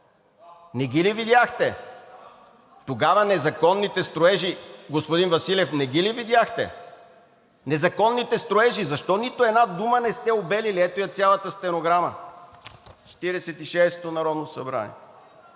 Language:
Bulgarian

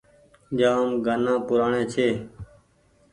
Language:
Goaria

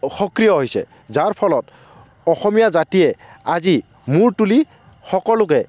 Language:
Assamese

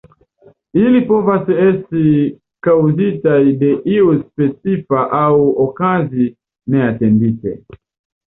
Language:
Esperanto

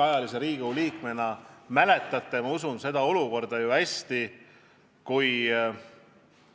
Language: Estonian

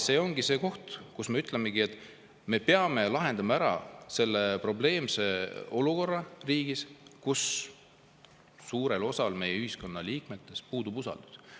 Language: Estonian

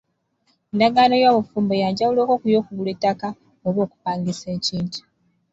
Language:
Ganda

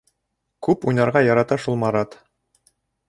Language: Bashkir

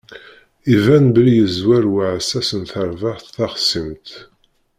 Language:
Kabyle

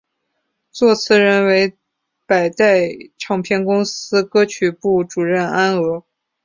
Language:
Chinese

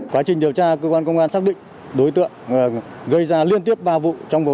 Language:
Vietnamese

